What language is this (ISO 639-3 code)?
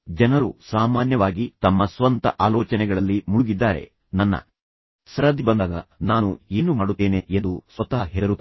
kan